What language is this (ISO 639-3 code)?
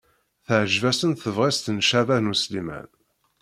kab